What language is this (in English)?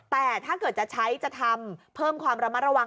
Thai